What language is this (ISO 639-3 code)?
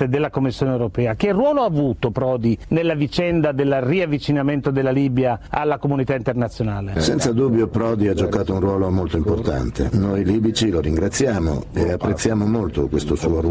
ita